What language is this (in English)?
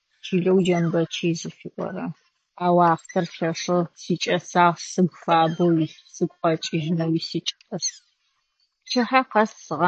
Adyghe